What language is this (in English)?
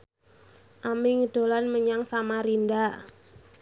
Javanese